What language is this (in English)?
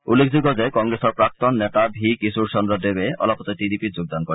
Assamese